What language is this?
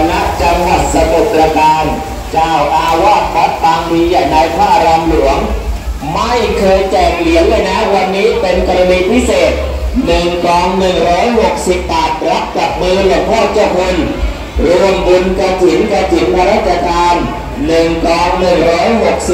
Thai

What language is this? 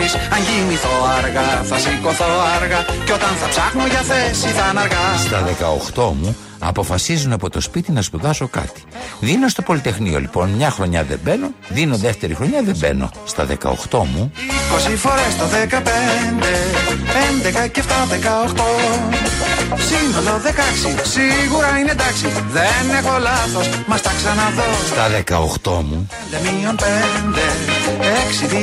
Greek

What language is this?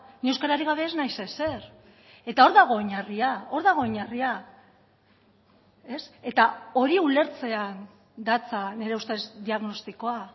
Basque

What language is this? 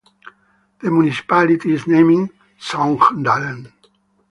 English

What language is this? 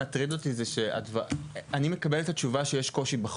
Hebrew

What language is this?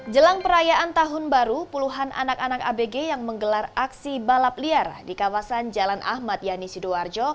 Indonesian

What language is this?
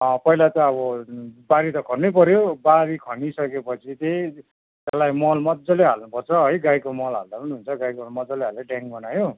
Nepali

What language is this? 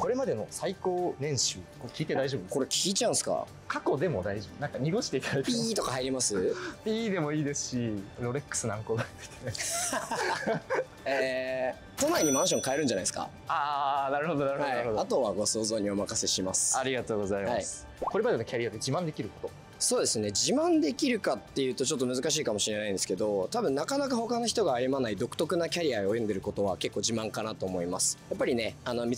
Japanese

